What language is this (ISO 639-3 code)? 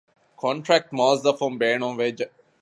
div